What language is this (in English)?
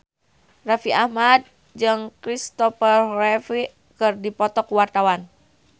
Sundanese